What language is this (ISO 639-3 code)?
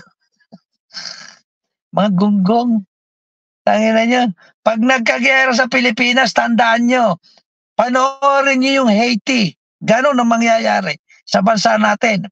fil